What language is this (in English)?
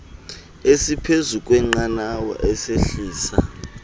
Xhosa